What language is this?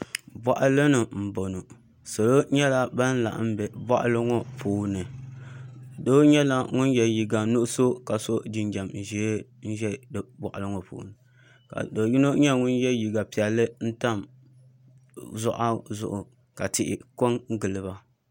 Dagbani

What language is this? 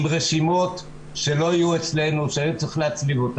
Hebrew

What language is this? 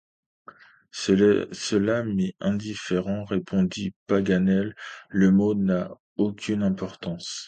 French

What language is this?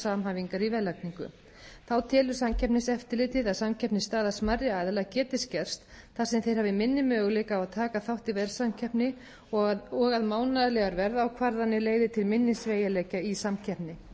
Icelandic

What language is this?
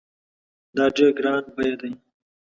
Pashto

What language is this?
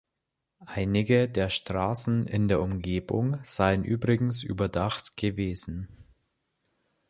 German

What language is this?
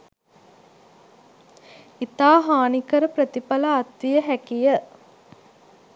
Sinhala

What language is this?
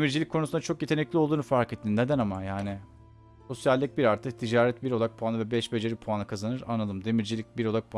Turkish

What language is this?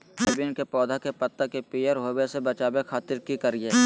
Magahi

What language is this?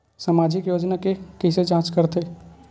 Chhattisgarhi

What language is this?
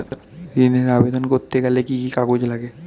Bangla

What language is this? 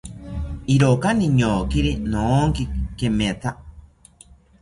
South Ucayali Ashéninka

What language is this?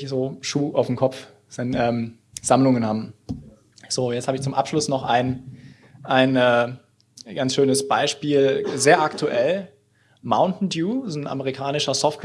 German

